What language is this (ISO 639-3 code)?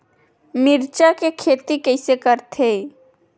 hne